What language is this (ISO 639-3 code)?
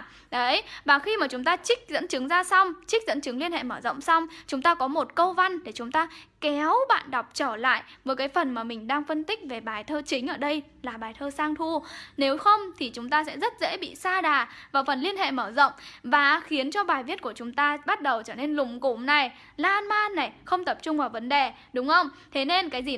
vie